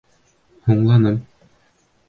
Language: Bashkir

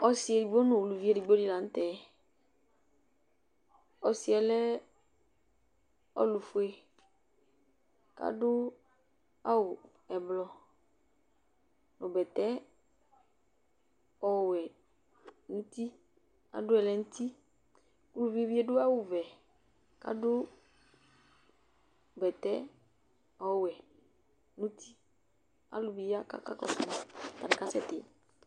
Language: Ikposo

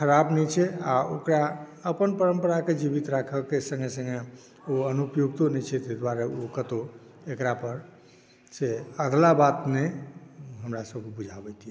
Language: Maithili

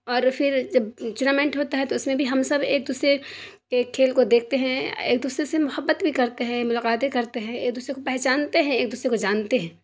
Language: Urdu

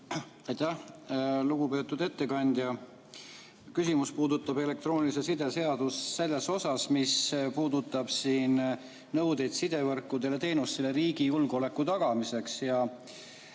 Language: Estonian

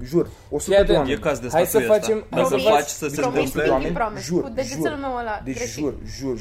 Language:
Romanian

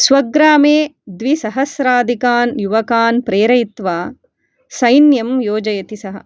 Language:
Sanskrit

